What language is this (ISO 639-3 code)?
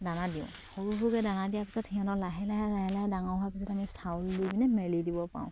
asm